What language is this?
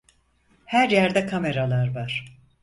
Turkish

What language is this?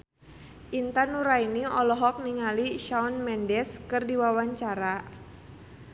Sundanese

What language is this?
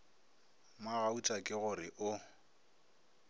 Northern Sotho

